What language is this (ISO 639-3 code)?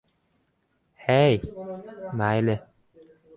uzb